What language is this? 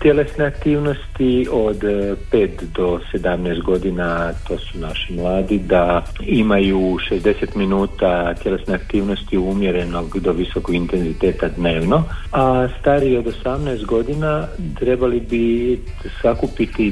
Croatian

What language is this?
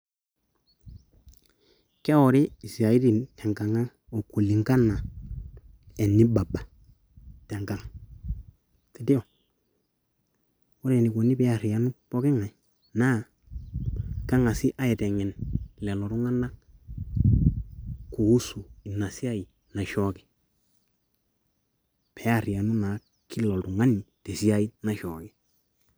Masai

